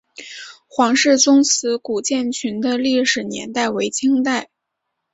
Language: Chinese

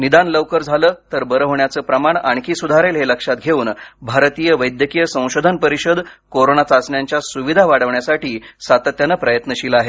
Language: Marathi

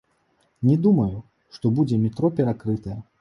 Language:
Belarusian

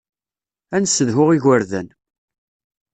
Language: Kabyle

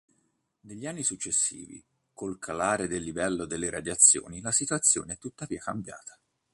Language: Italian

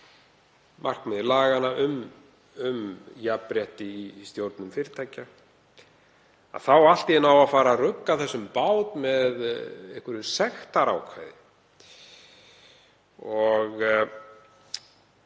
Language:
Icelandic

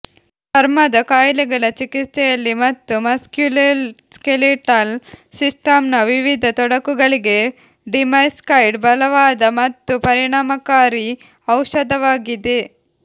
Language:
Kannada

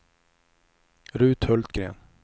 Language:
Swedish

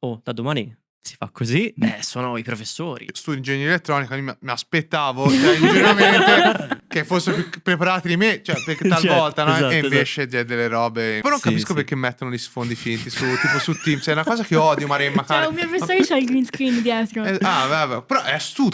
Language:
Italian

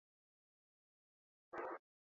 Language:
Basque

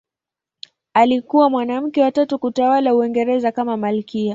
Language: Swahili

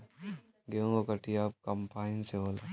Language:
Bhojpuri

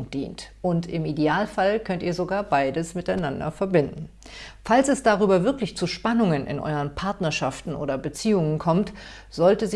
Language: German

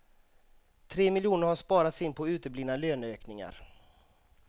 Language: Swedish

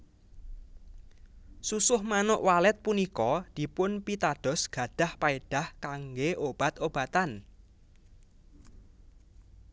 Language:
Javanese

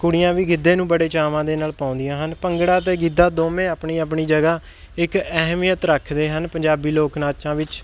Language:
Punjabi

